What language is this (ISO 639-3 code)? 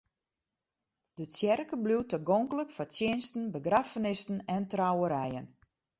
fry